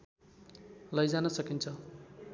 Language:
Nepali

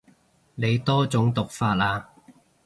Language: Cantonese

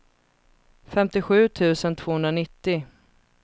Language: Swedish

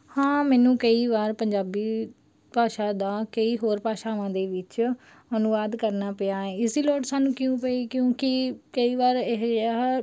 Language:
Punjabi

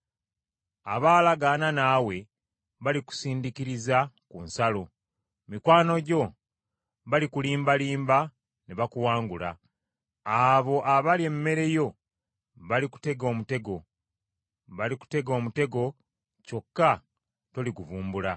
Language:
Ganda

